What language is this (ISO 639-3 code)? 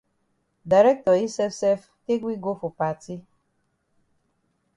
wes